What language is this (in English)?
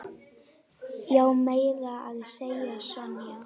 Icelandic